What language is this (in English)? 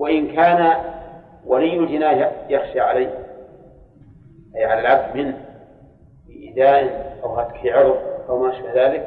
Arabic